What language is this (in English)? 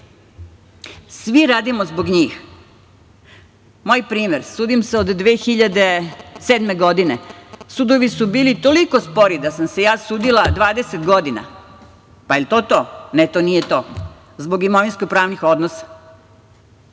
Serbian